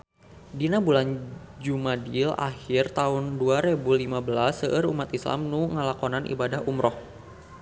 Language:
Sundanese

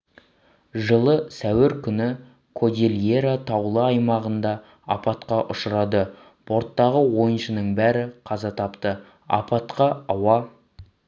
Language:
Kazakh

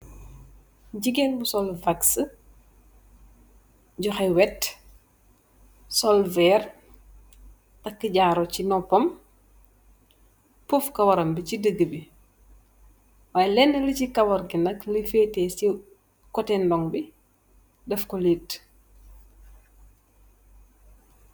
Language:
Wolof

